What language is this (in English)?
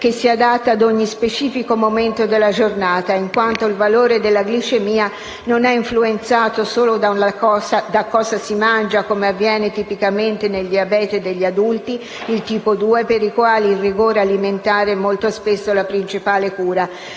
Italian